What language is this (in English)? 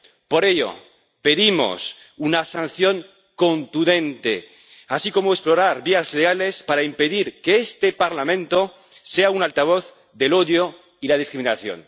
Spanish